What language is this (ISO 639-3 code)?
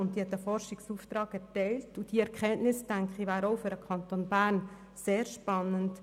gsw